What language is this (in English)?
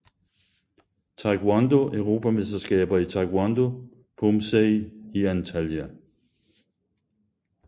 Danish